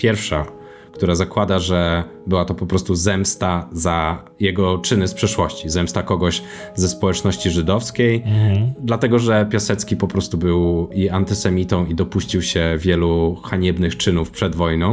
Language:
Polish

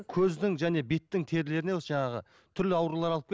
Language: Kazakh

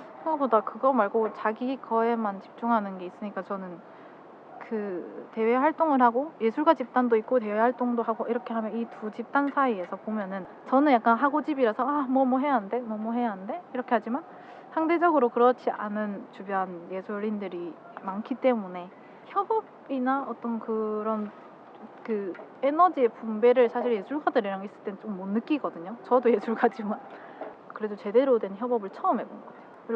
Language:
Korean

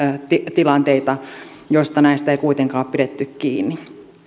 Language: Finnish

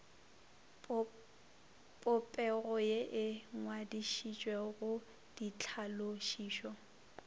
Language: Northern Sotho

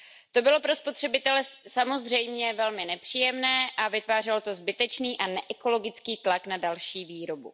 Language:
Czech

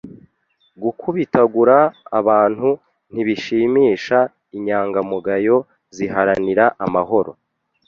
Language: Kinyarwanda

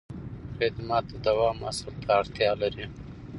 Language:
Pashto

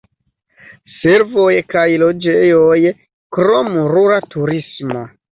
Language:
Esperanto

